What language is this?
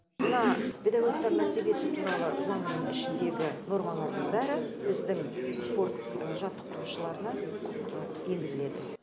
Kazakh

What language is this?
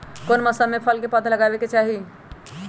Magahi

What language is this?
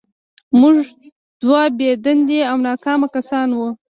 Pashto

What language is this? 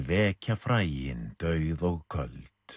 Icelandic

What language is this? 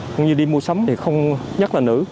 Vietnamese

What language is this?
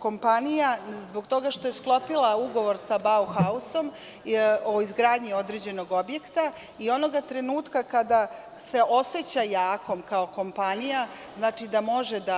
Serbian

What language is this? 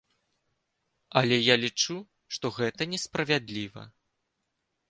Belarusian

